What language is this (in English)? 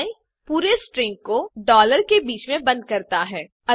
Hindi